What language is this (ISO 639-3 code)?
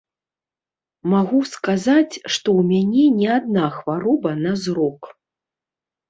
bel